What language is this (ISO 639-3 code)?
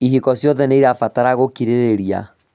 kik